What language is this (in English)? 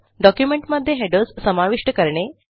Marathi